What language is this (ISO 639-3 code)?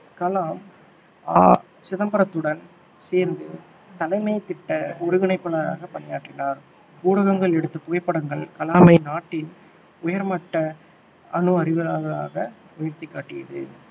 tam